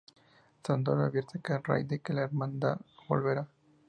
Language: Spanish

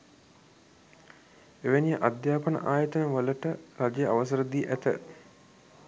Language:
Sinhala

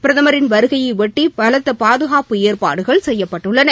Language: Tamil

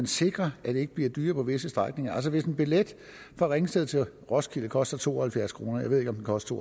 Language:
Danish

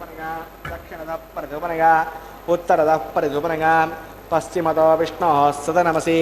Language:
Telugu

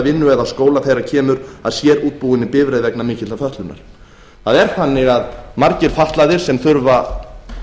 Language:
Icelandic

